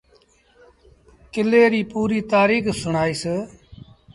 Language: Sindhi Bhil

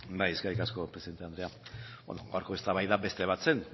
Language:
Basque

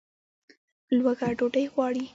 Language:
Pashto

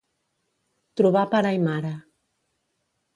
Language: Catalan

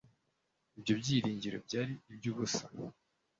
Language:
Kinyarwanda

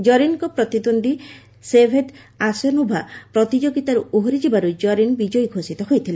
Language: Odia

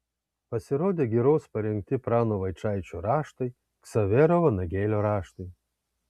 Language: Lithuanian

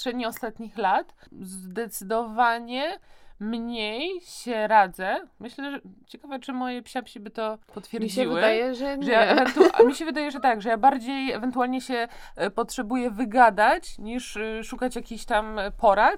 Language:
Polish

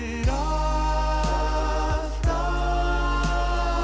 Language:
Icelandic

